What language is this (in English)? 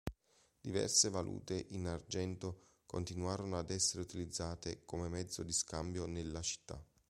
Italian